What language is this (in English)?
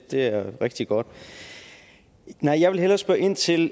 Danish